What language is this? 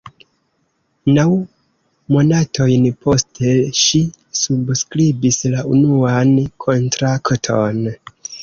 Esperanto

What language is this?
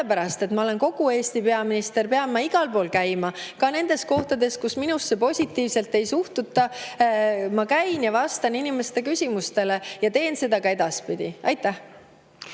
Estonian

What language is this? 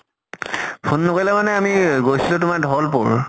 Assamese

